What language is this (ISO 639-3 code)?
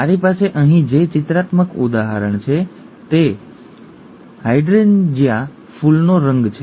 guj